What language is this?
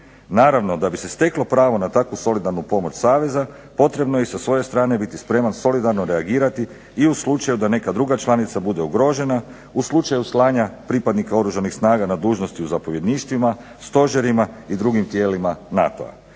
Croatian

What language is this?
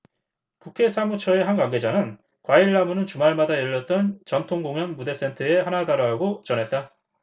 Korean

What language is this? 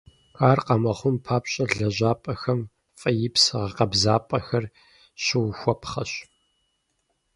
Kabardian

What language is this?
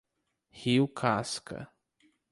Portuguese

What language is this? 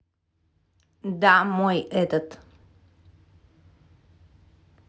Russian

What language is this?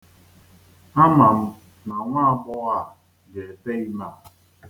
Igbo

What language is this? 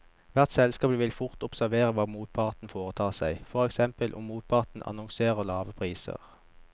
Norwegian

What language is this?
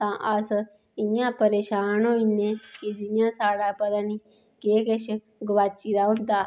Dogri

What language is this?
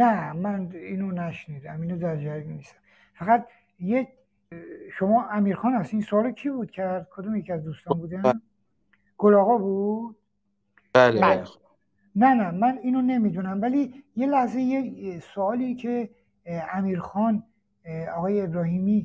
Persian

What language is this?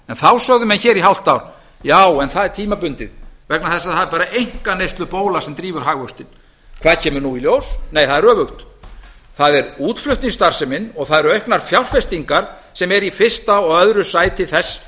Icelandic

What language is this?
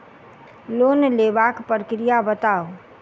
Maithili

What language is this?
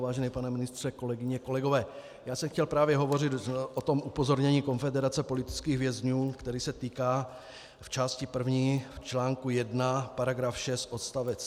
Czech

